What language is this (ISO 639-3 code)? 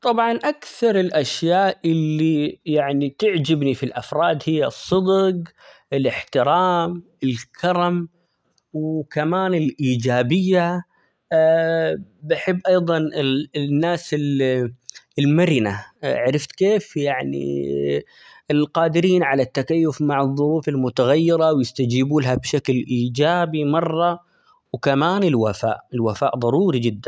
acx